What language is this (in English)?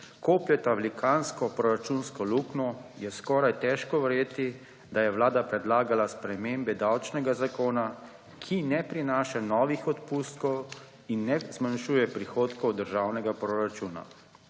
Slovenian